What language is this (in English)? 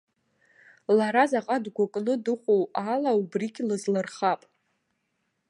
Abkhazian